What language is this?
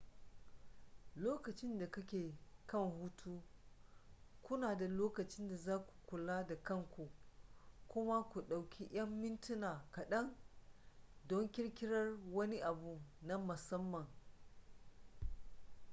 Hausa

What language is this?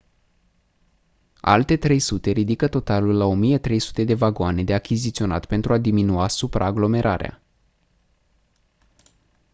Romanian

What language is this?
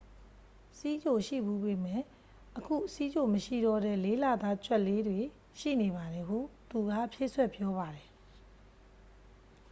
Burmese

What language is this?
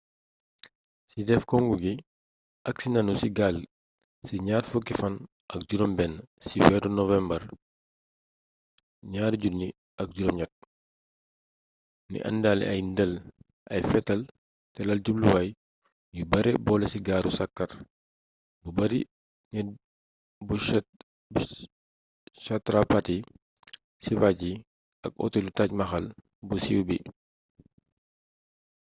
Wolof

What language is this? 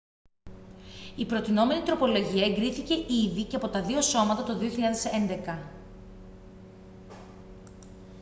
Greek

